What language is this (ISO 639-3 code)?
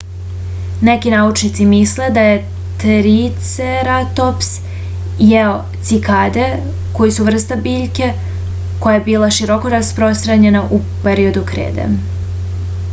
srp